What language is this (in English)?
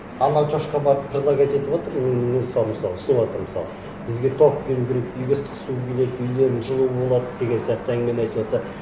Kazakh